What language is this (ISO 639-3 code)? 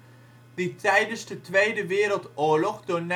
nld